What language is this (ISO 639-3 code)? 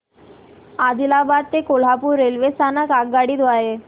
mar